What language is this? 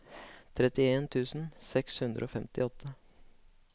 Norwegian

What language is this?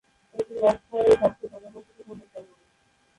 Bangla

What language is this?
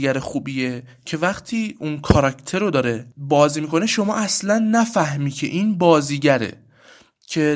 Persian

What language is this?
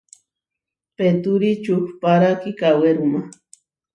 Huarijio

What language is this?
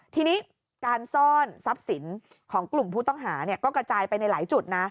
Thai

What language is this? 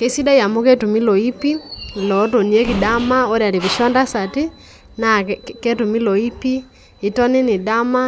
Masai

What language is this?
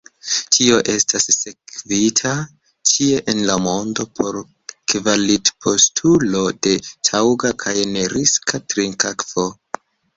Esperanto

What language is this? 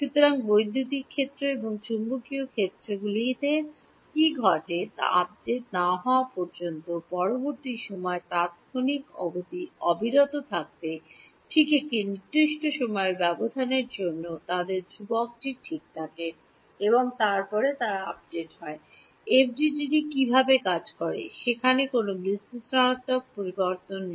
Bangla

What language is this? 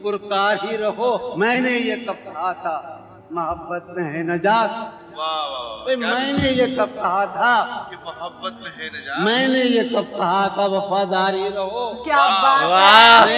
Hindi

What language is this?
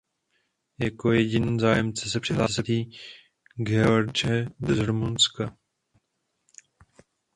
Czech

